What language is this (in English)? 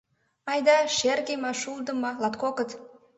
Mari